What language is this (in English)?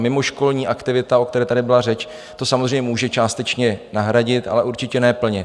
Czech